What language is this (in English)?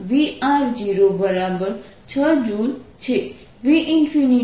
Gujarati